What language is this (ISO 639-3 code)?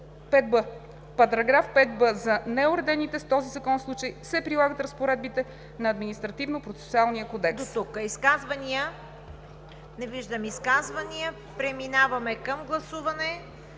bul